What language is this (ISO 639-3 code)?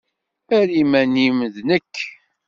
kab